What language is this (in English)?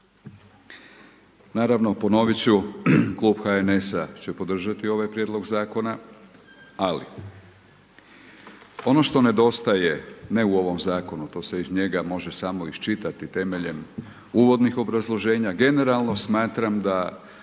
Croatian